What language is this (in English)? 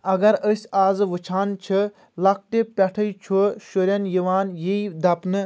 Kashmiri